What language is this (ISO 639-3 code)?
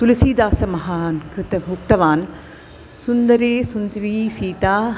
san